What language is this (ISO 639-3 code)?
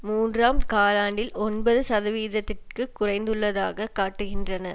tam